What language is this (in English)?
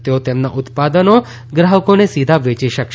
Gujarati